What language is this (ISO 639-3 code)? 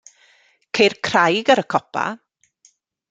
cym